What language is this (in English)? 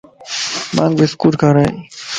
Lasi